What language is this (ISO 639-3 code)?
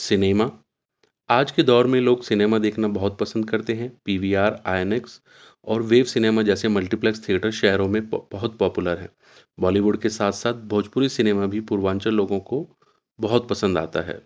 urd